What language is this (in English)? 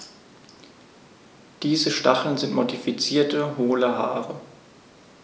German